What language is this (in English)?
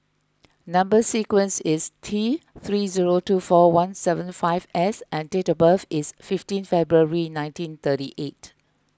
English